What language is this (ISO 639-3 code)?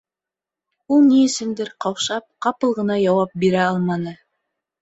bak